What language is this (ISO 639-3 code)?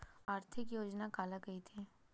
hne